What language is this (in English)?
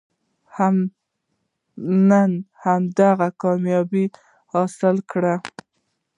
Pashto